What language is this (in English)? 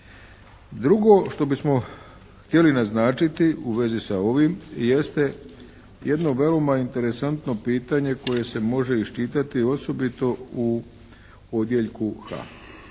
Croatian